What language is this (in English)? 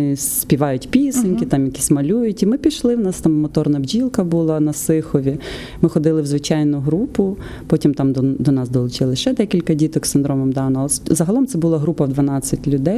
Ukrainian